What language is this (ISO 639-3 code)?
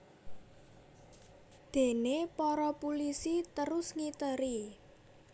jav